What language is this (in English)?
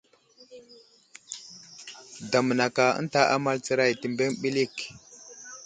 Wuzlam